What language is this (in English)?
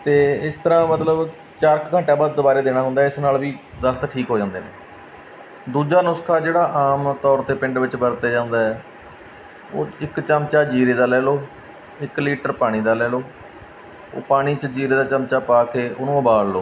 Punjabi